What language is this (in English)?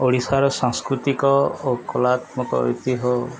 Odia